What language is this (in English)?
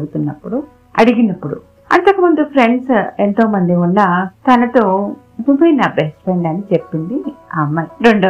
Telugu